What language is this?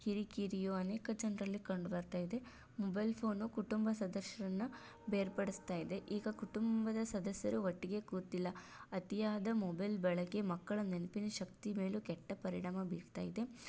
Kannada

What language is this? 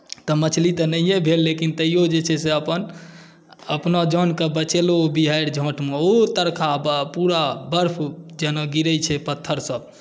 Maithili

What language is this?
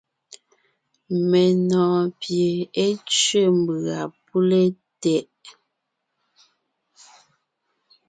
Ngiemboon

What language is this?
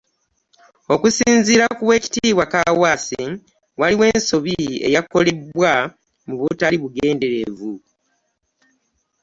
Ganda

